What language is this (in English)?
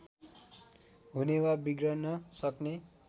Nepali